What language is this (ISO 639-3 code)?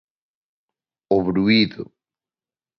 glg